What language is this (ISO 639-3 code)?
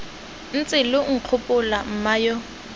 tsn